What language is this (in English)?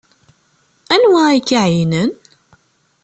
Kabyle